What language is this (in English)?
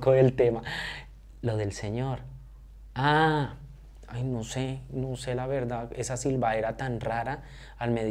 Spanish